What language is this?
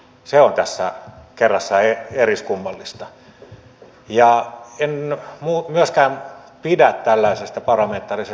Finnish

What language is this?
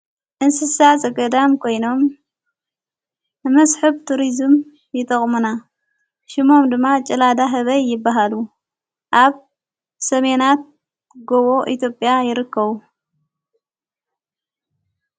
Tigrinya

